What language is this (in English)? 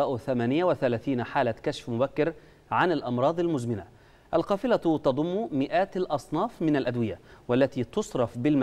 Arabic